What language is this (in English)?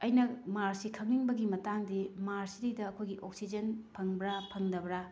Manipuri